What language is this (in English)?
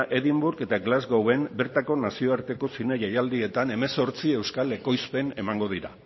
Basque